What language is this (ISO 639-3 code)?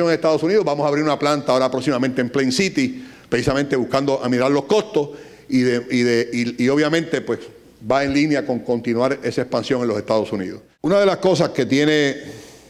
spa